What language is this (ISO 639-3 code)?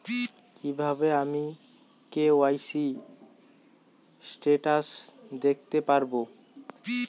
ben